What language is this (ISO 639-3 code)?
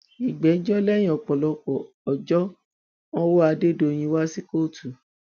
yor